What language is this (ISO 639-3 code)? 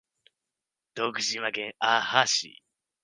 jpn